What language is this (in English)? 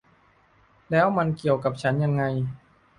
Thai